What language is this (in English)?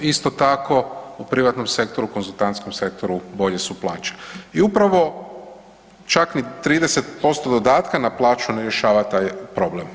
Croatian